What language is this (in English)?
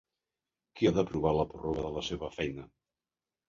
Catalan